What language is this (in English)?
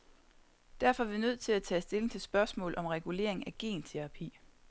Danish